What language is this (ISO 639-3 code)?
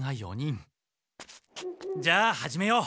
jpn